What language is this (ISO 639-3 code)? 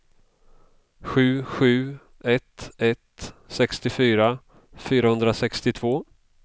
swe